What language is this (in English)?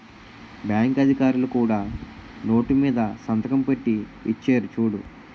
Telugu